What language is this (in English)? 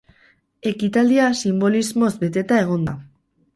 Basque